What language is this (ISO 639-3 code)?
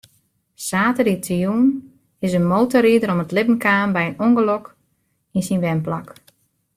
fry